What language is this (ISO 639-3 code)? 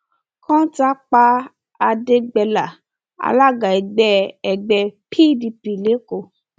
yor